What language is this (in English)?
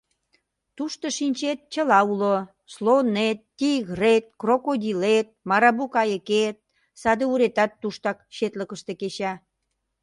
Mari